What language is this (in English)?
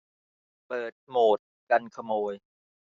Thai